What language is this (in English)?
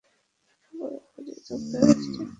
Bangla